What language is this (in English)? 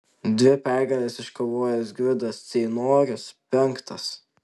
Lithuanian